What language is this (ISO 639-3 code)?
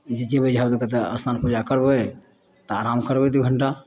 mai